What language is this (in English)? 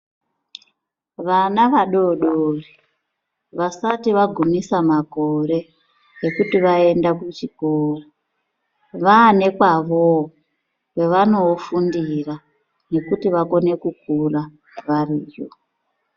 Ndau